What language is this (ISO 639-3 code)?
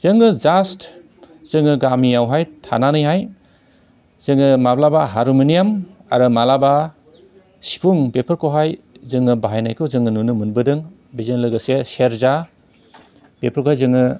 brx